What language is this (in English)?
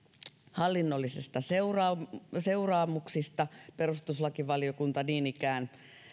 Finnish